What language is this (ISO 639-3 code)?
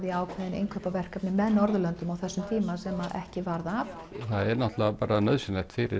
isl